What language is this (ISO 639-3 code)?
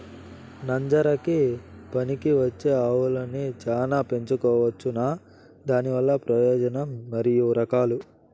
tel